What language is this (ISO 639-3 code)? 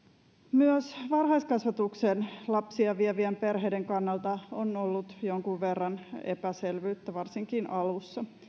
fin